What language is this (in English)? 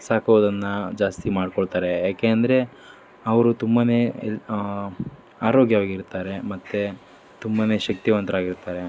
Kannada